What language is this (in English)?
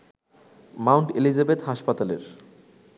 Bangla